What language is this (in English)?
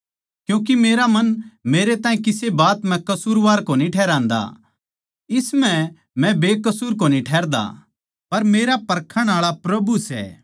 Haryanvi